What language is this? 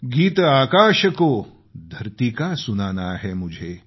Marathi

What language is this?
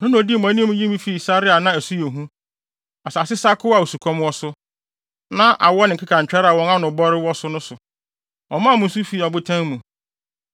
Akan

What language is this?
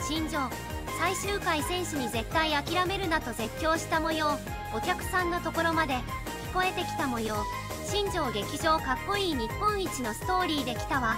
Japanese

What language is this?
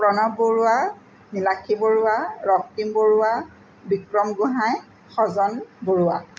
Assamese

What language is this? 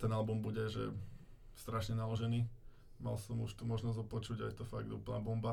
Slovak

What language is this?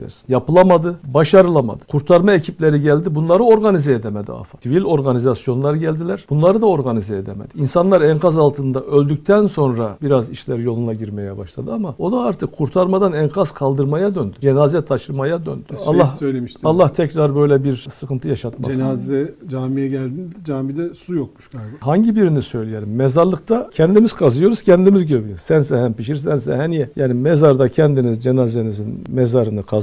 Turkish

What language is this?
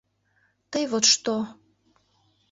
Mari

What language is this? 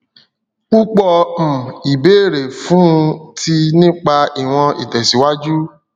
Yoruba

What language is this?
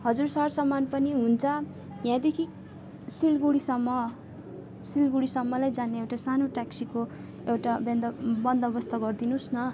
Nepali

